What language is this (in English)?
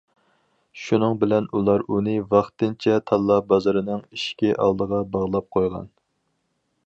Uyghur